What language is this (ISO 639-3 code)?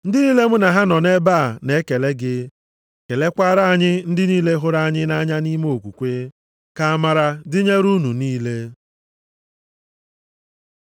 ibo